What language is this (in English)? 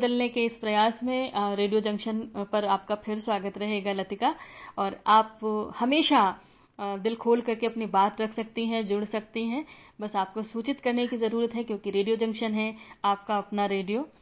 Hindi